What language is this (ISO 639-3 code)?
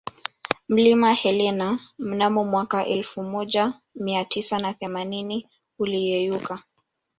swa